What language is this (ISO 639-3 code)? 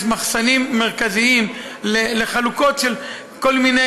heb